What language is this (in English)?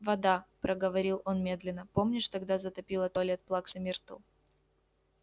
Russian